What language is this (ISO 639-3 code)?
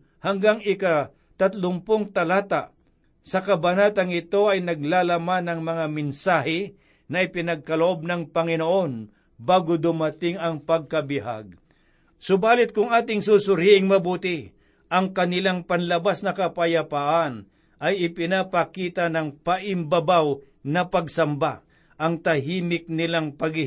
fil